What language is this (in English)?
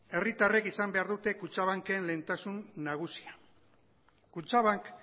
Basque